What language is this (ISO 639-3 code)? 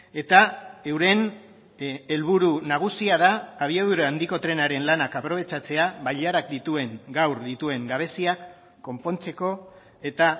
eus